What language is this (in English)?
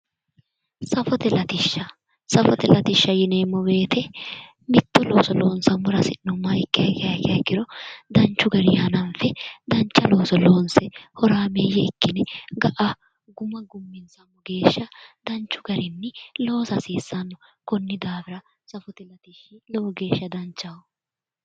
Sidamo